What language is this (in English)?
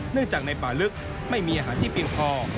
Thai